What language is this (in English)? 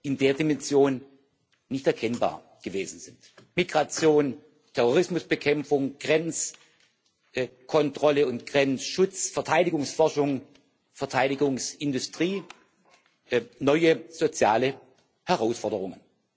German